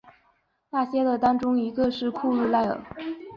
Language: Chinese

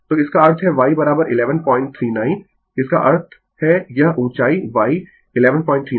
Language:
Hindi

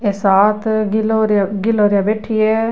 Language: Rajasthani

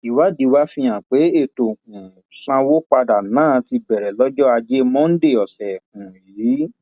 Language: Yoruba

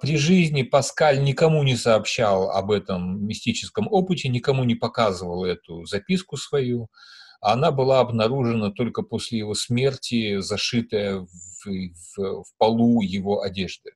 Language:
Russian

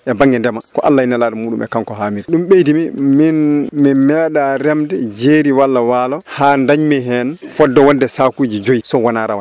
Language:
Fula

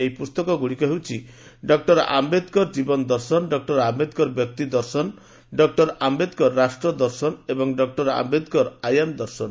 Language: Odia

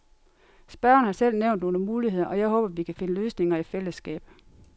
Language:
Danish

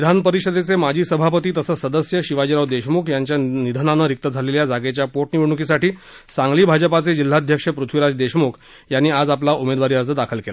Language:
Marathi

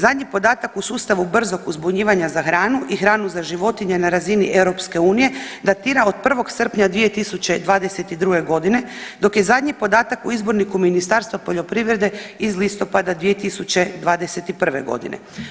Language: Croatian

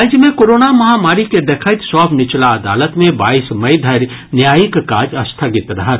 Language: Maithili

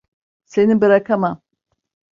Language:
Turkish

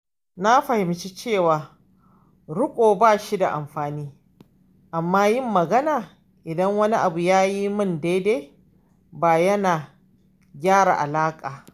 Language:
Hausa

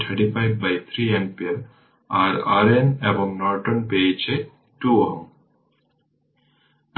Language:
Bangla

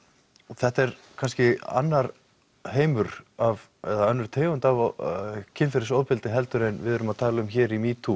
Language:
Icelandic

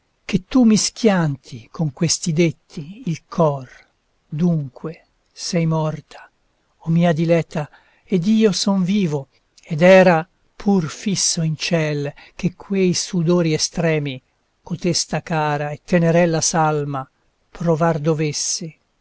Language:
Italian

